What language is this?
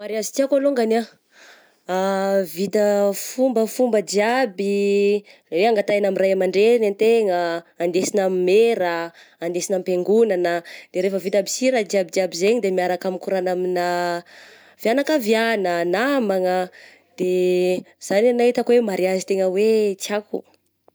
Southern Betsimisaraka Malagasy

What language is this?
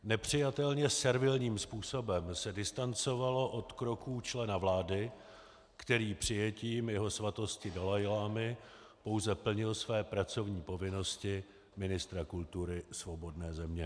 Czech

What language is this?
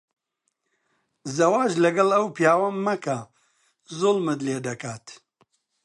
Central Kurdish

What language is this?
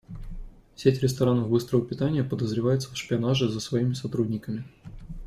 Russian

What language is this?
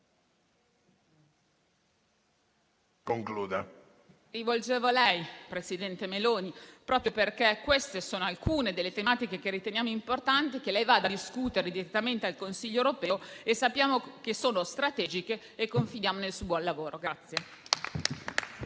Italian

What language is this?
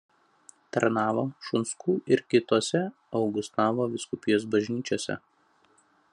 Lithuanian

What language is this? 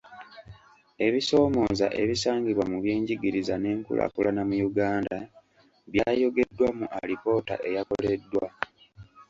Ganda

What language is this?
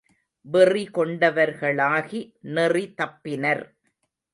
Tamil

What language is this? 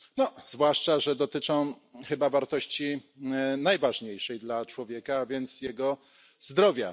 Polish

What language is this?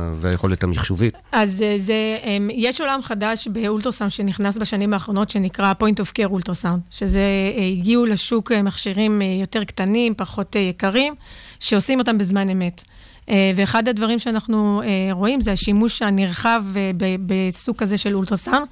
Hebrew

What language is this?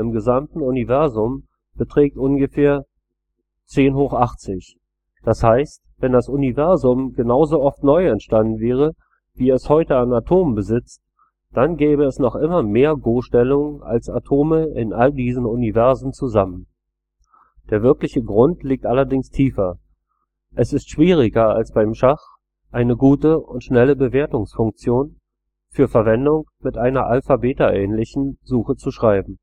German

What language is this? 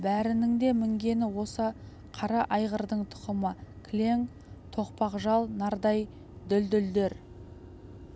Kazakh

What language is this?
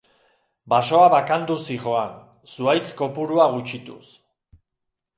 Basque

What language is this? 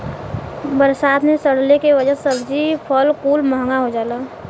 Bhojpuri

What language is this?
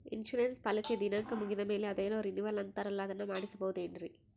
Kannada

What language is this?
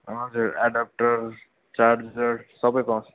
Nepali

